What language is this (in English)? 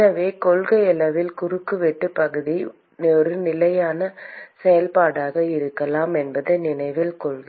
Tamil